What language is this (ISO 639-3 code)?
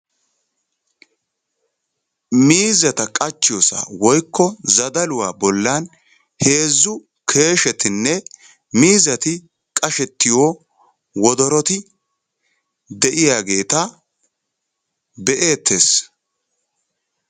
wal